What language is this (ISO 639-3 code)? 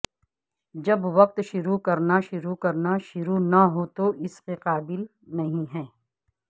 urd